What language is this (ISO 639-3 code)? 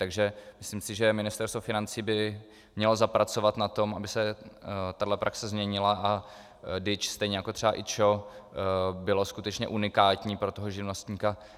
ces